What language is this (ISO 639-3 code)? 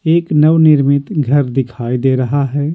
hin